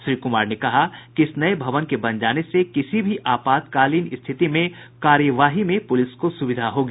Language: Hindi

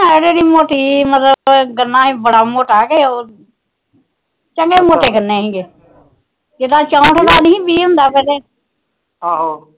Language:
Punjabi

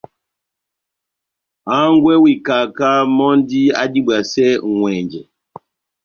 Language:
Batanga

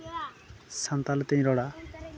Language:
Santali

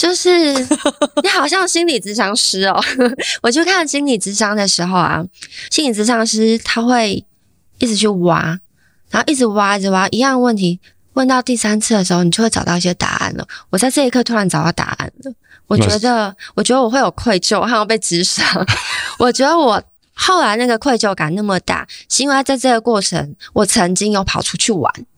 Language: Chinese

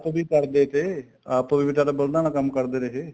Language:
Punjabi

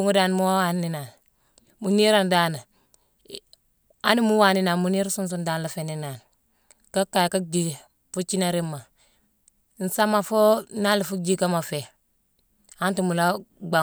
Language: Mansoanka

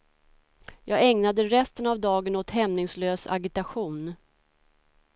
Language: Swedish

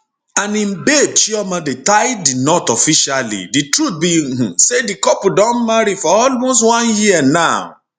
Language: Nigerian Pidgin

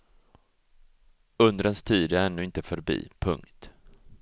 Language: Swedish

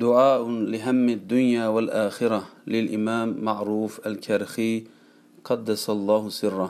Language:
Turkish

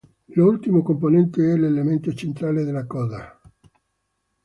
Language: Italian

